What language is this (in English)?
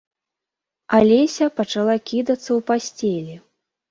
Belarusian